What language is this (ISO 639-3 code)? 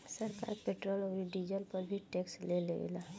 bho